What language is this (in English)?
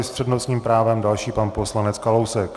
Czech